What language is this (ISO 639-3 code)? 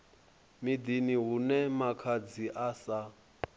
ven